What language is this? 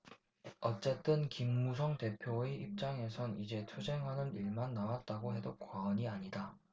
Korean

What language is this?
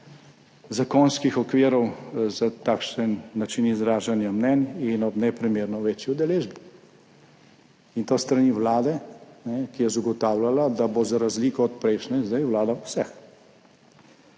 Slovenian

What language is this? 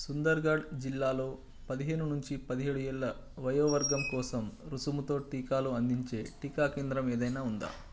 Telugu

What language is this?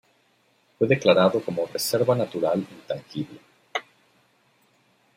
Spanish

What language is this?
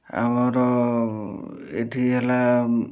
Odia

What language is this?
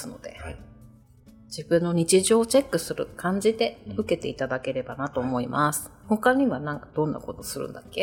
Japanese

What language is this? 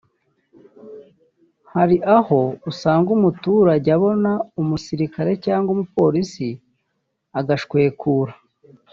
Kinyarwanda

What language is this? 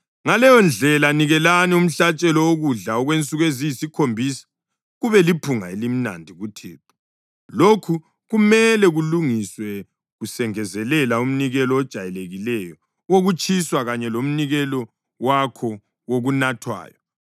North Ndebele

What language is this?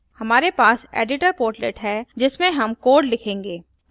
Hindi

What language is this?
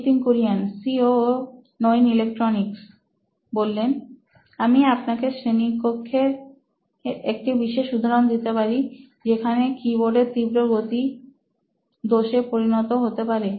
Bangla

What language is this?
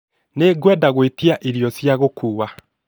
Kikuyu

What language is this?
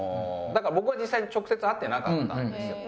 Japanese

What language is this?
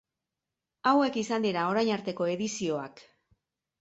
Basque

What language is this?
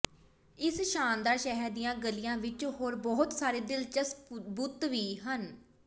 Punjabi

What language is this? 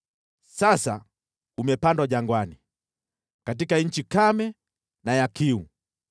Swahili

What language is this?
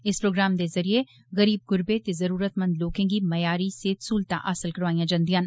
Dogri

